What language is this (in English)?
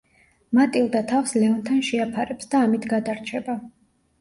Georgian